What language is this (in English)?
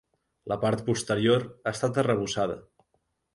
Catalan